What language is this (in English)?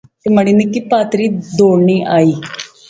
Pahari-Potwari